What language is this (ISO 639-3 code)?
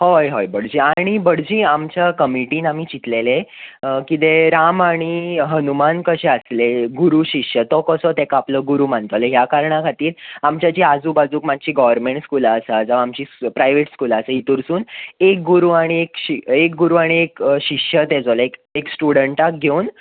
kok